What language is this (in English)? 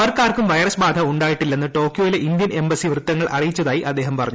Malayalam